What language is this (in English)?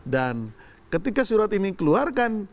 Indonesian